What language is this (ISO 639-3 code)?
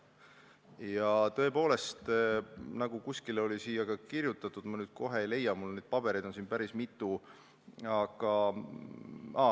est